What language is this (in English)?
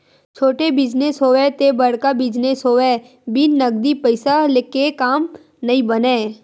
Chhattisgarhi